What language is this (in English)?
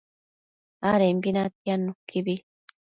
Matsés